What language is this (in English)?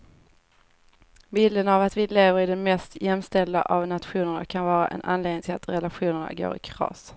Swedish